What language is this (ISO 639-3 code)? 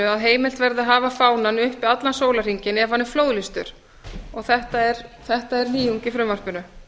isl